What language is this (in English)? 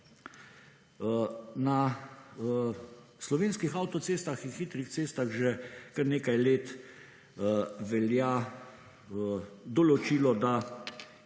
Slovenian